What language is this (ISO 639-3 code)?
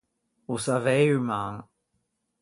lij